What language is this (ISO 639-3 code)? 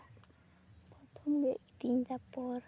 sat